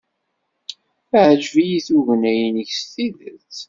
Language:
Kabyle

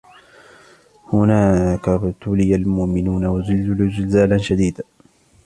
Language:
Arabic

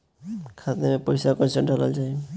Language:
Bhojpuri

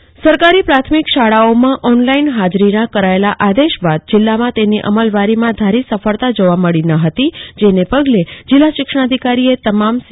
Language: Gujarati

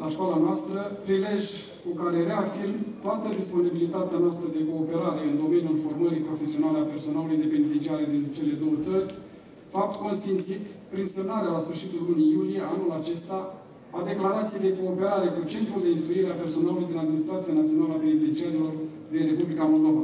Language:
Romanian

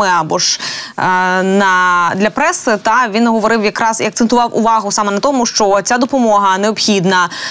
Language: Ukrainian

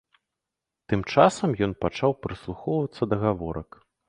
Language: Belarusian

